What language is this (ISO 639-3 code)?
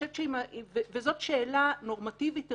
heb